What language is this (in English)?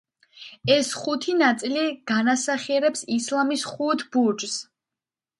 Georgian